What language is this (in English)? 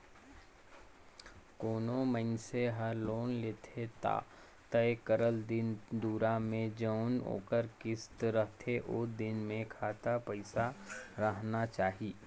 Chhattisgarhi